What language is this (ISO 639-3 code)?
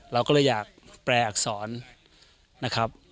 tha